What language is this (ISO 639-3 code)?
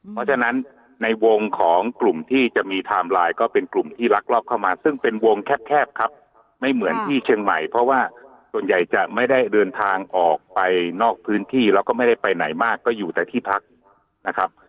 tha